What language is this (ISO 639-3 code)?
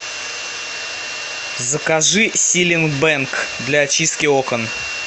rus